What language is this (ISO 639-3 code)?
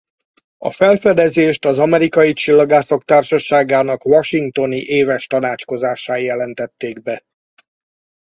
hun